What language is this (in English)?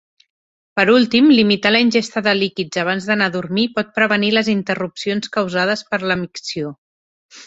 Catalan